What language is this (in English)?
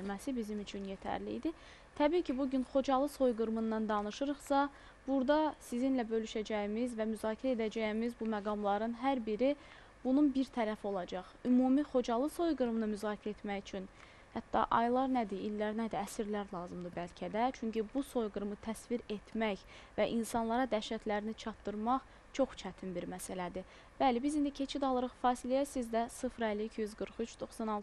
Turkish